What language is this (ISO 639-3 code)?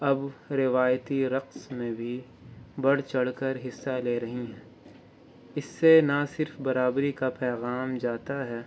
urd